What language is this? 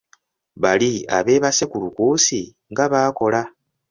Ganda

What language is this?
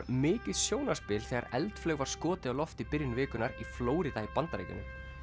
Icelandic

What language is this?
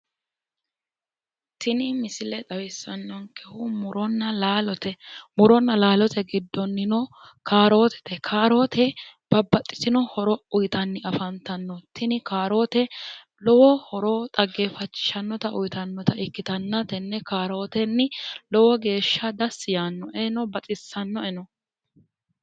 Sidamo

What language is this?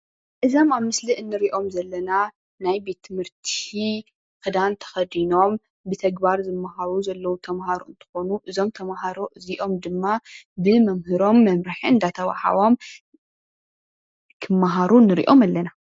Tigrinya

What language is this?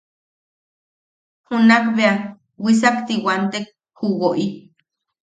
Yaqui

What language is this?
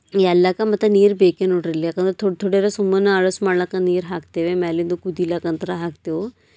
Kannada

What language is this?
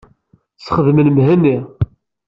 Kabyle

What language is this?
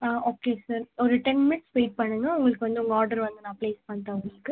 Tamil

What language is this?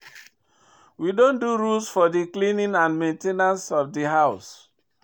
Nigerian Pidgin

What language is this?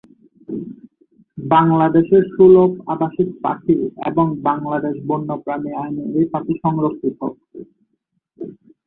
Bangla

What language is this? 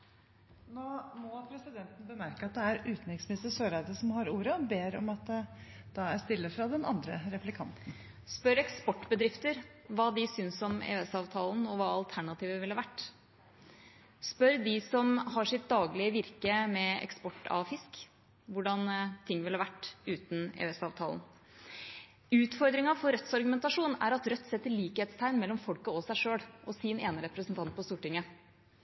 Norwegian Bokmål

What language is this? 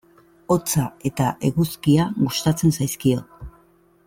Basque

